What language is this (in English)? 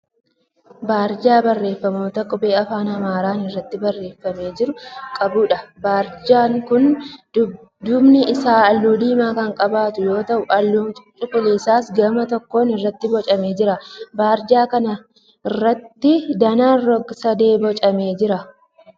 Oromo